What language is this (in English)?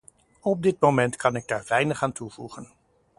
Dutch